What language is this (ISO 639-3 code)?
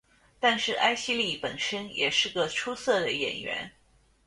zho